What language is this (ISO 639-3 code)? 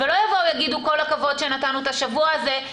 heb